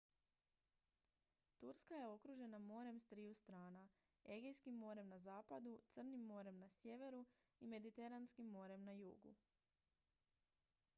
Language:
Croatian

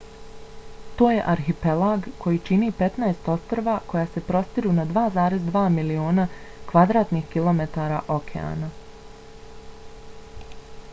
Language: Bosnian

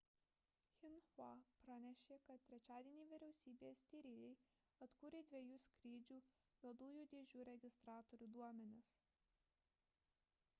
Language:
Lithuanian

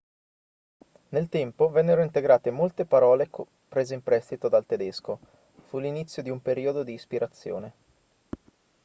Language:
Italian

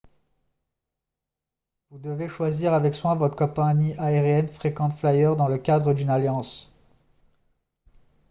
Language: French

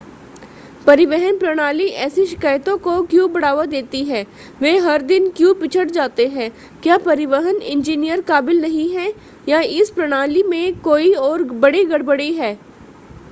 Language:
Hindi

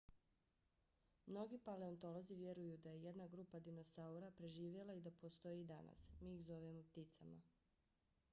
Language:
Bosnian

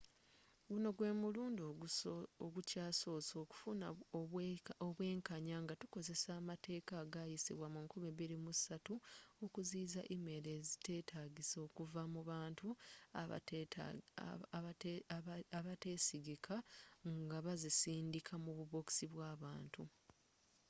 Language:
Ganda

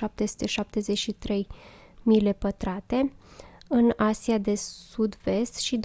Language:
Romanian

